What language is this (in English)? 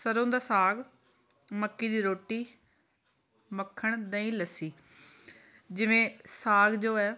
Punjabi